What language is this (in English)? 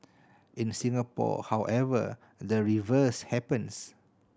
English